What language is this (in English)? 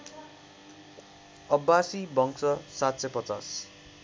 Nepali